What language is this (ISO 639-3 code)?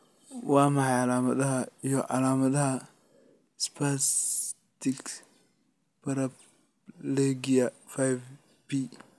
som